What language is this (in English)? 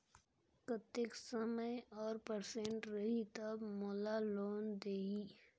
Chhattisgarhi